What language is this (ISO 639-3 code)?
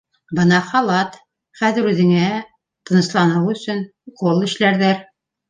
bak